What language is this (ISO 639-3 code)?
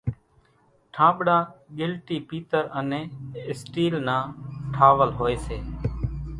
gjk